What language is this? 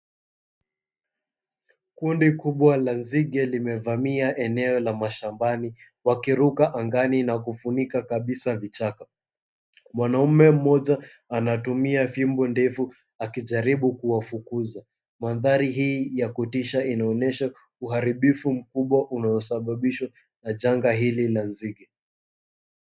Swahili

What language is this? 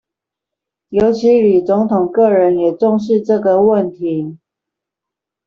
Chinese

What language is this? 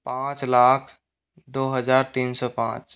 Hindi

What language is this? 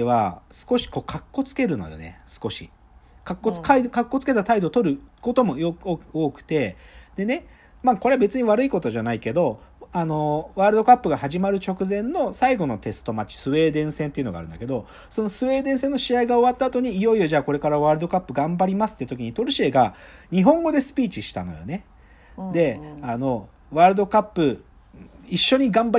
Japanese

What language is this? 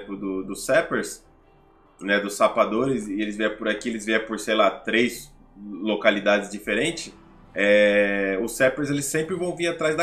Portuguese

